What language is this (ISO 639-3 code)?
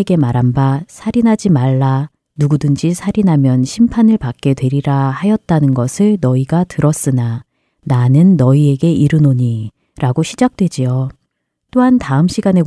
kor